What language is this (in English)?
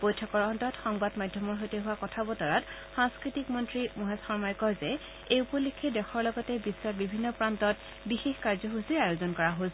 Assamese